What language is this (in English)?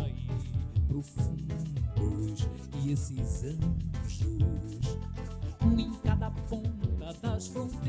Portuguese